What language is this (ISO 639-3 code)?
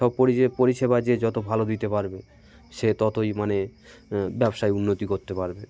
ben